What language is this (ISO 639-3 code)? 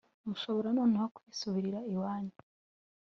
kin